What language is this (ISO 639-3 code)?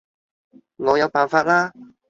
yue